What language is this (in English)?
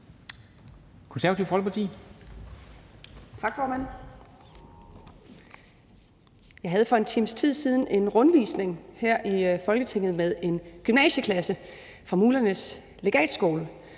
Danish